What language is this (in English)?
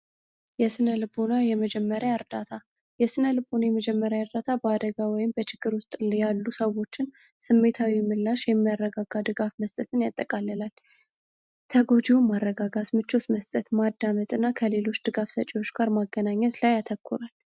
Amharic